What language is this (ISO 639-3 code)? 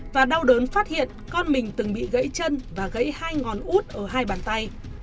vie